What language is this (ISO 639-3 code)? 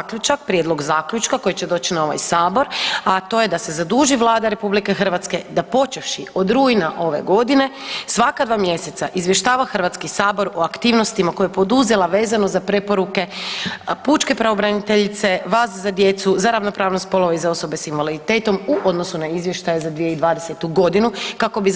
hrv